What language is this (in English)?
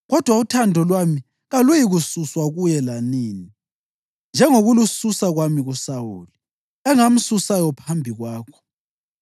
North Ndebele